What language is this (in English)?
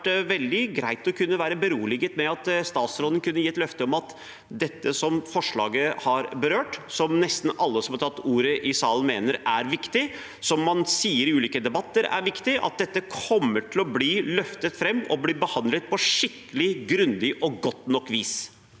Norwegian